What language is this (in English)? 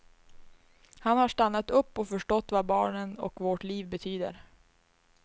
Swedish